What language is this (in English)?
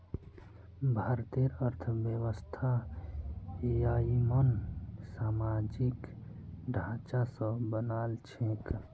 Magahi